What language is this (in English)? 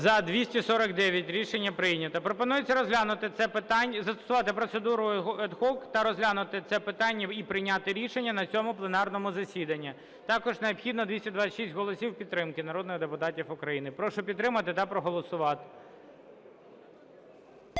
Ukrainian